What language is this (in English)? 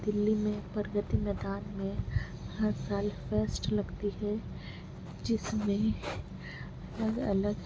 Urdu